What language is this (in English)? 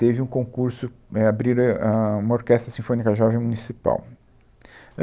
Portuguese